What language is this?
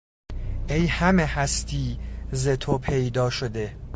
Persian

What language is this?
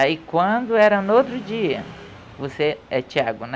Portuguese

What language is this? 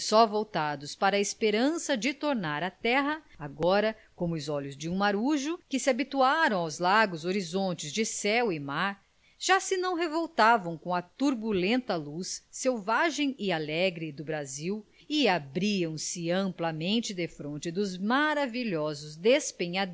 Portuguese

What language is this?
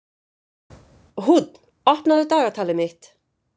Icelandic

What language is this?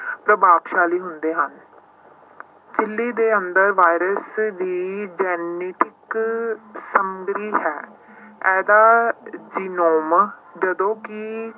Punjabi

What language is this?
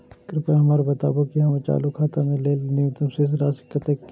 Maithili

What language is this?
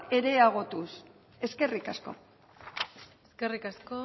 Basque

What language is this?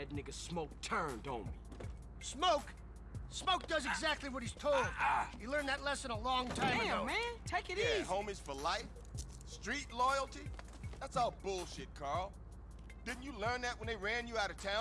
Turkish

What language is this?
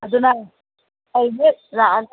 Manipuri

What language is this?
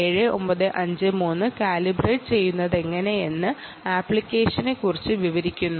Malayalam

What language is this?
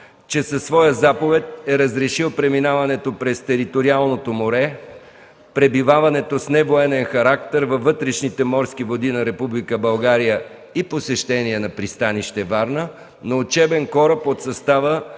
Bulgarian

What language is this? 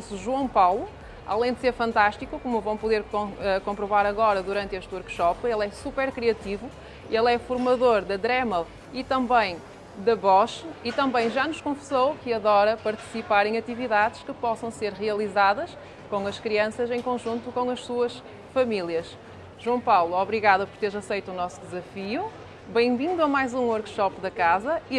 Portuguese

